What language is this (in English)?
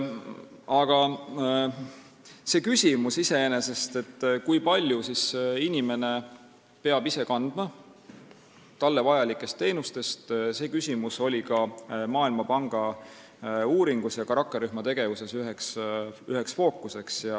Estonian